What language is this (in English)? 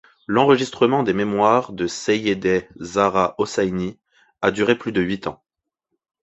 French